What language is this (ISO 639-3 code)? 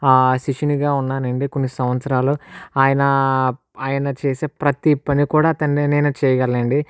tel